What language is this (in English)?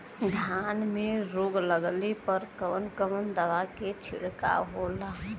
Bhojpuri